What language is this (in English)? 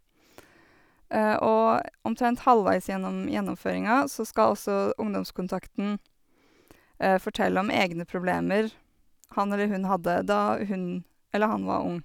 Norwegian